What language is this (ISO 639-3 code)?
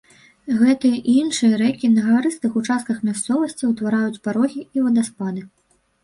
bel